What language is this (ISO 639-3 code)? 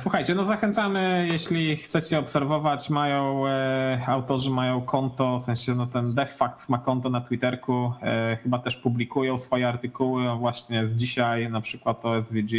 pol